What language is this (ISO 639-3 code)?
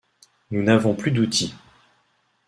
fra